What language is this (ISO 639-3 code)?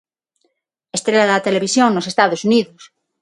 glg